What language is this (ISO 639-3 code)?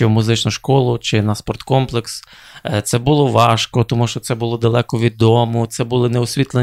ukr